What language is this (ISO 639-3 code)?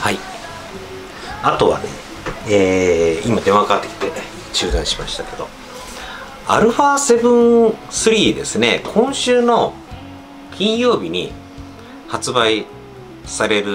jpn